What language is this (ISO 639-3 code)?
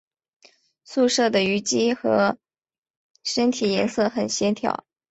zho